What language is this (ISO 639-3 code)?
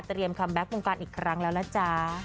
tha